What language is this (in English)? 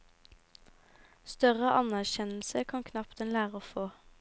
Norwegian